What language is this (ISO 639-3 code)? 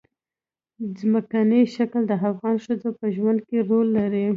pus